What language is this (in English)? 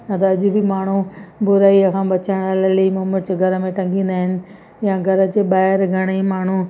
Sindhi